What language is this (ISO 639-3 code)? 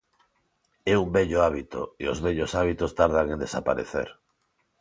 glg